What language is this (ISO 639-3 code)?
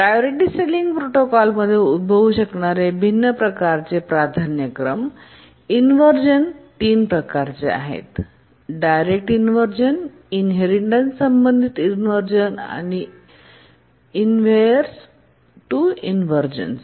mar